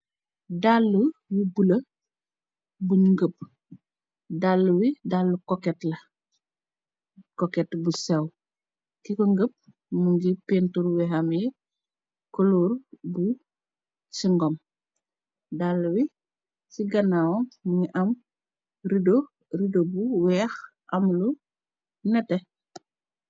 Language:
Wolof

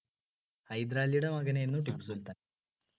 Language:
Malayalam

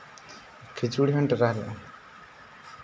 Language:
Santali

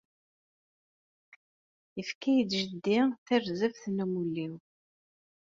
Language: Kabyle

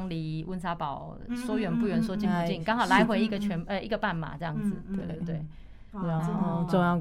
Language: Chinese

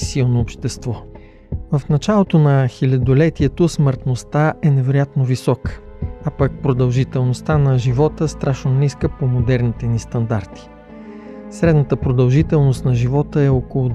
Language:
Bulgarian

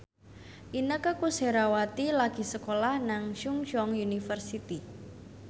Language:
Javanese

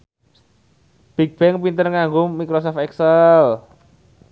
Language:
Javanese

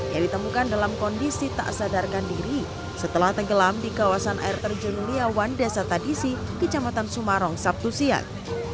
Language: Indonesian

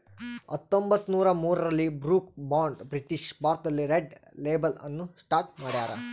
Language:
Kannada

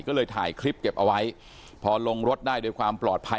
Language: Thai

